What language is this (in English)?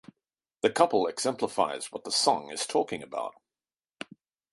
English